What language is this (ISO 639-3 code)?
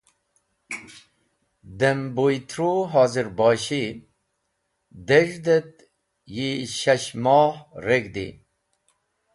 wbl